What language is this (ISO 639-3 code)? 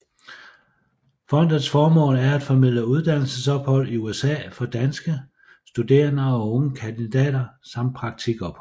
dan